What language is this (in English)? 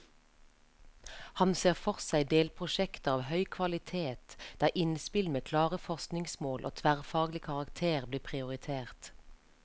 Norwegian